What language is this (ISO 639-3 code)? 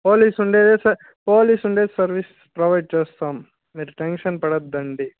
tel